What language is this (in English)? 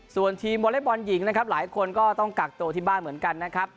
Thai